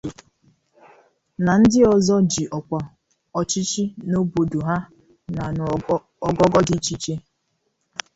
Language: Igbo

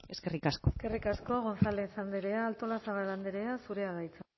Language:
Basque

